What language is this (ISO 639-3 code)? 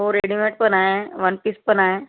mar